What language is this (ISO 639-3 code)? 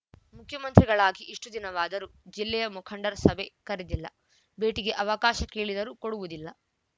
kan